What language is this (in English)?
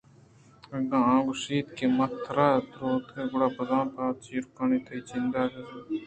Eastern Balochi